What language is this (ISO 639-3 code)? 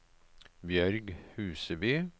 nor